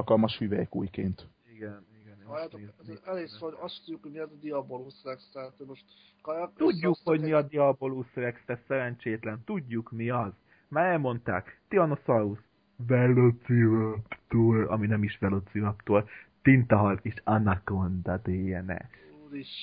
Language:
Hungarian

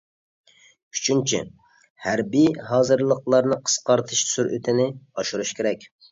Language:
Uyghur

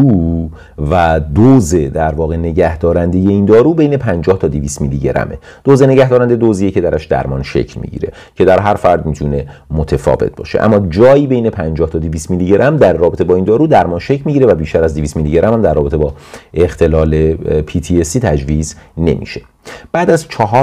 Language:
Persian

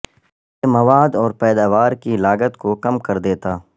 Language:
Urdu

